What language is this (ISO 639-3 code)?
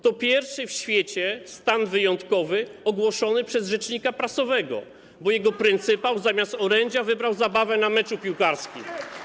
pol